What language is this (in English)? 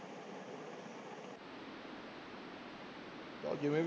Punjabi